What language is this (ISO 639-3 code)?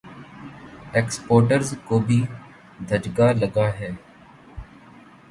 urd